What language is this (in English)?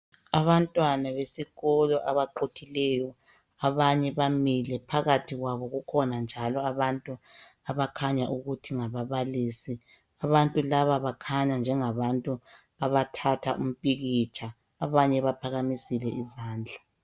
North Ndebele